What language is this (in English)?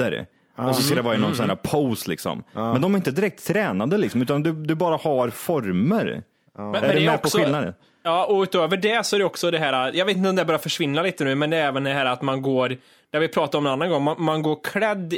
Swedish